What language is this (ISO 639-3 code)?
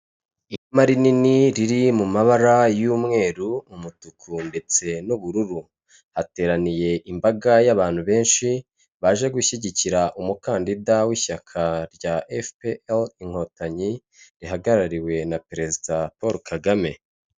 kin